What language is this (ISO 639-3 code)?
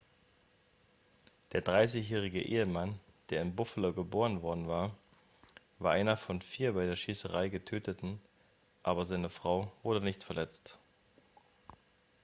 deu